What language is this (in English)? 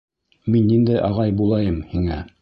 Bashkir